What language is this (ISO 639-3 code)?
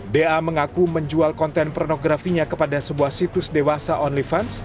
ind